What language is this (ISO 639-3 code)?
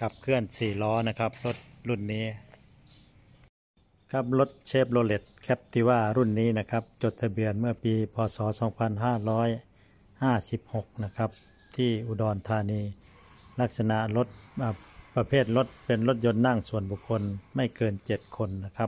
tha